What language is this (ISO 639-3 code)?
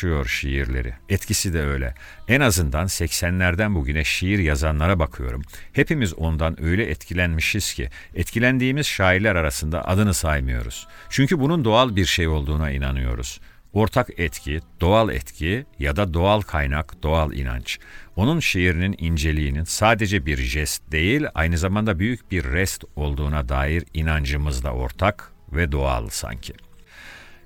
tur